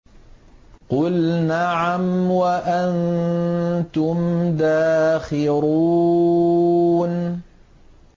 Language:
Arabic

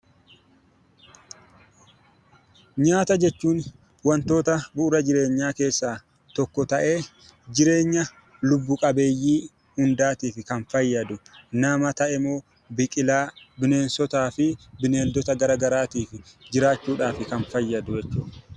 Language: Oromo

